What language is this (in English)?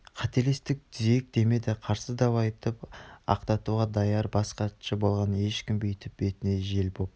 Kazakh